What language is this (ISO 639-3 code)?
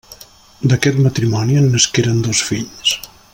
cat